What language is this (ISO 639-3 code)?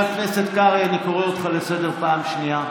heb